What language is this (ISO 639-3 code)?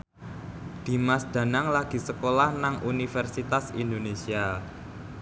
jav